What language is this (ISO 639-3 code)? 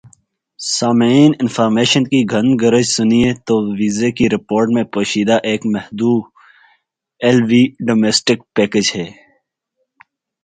urd